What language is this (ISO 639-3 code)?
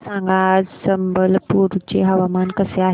mar